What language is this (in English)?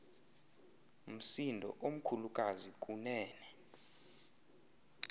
Xhosa